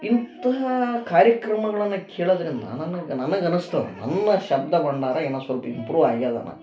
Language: Kannada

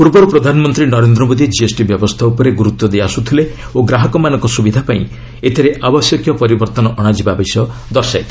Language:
Odia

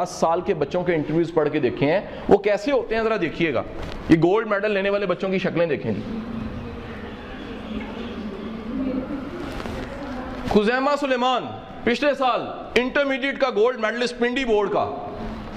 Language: Urdu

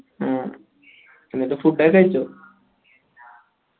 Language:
Malayalam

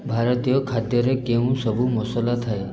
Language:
Odia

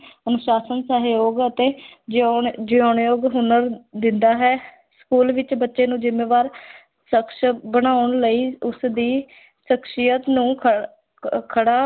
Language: Punjabi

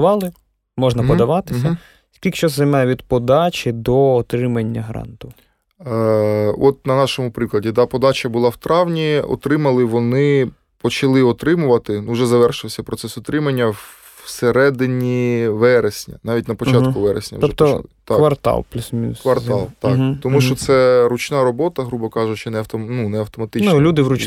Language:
Ukrainian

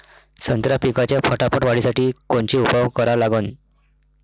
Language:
Marathi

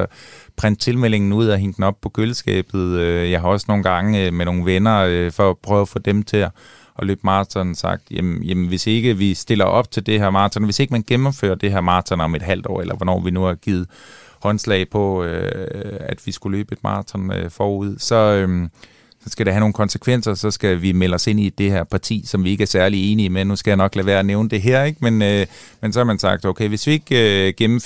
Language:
Danish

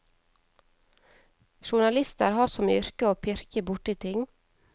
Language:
Norwegian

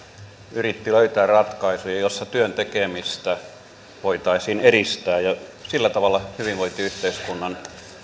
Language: Finnish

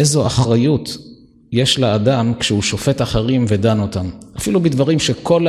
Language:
Hebrew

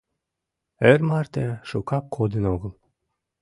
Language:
Mari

